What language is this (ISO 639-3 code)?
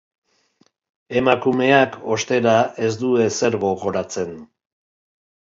eus